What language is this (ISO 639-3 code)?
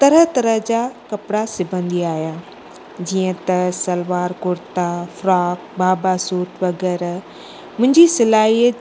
snd